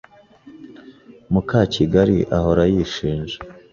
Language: Kinyarwanda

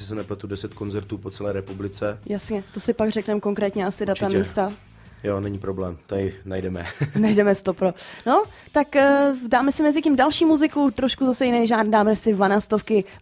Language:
Czech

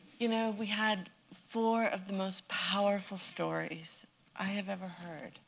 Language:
English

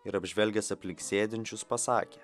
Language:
Lithuanian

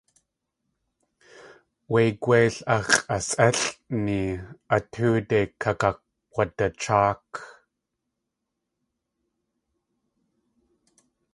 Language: Tlingit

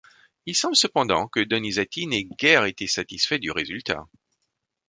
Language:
French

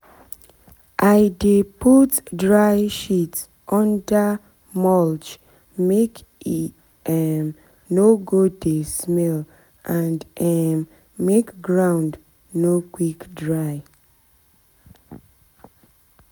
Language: Nigerian Pidgin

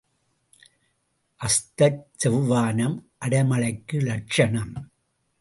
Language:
Tamil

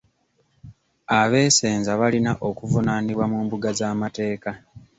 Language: Ganda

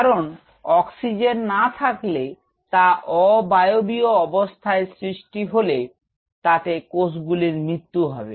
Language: Bangla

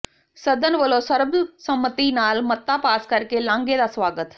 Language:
Punjabi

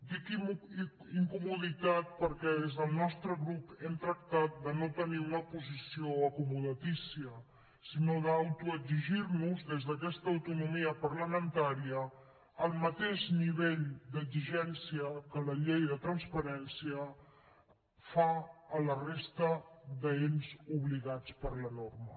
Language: Catalan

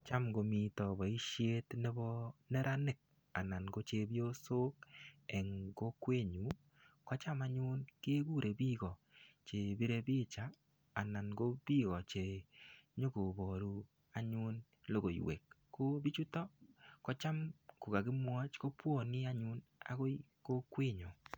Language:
Kalenjin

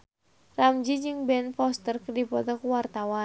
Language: Sundanese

